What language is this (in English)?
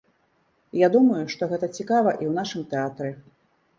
Belarusian